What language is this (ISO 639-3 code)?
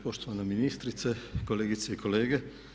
hrv